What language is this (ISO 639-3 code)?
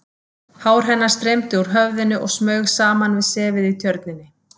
isl